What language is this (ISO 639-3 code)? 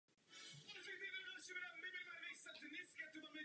ces